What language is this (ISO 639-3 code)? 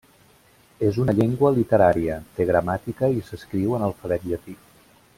cat